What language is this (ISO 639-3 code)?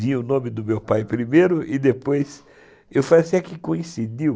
por